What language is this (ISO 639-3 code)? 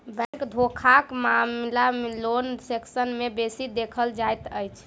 mai